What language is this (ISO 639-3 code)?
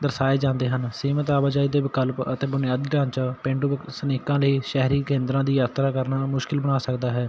pan